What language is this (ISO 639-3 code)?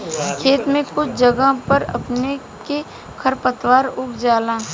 bho